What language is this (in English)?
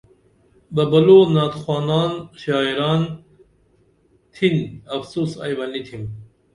Dameli